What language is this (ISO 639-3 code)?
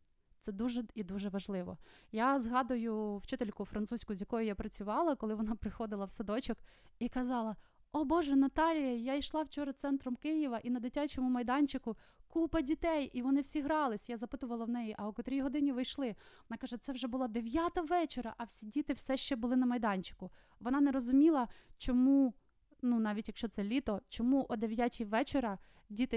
ukr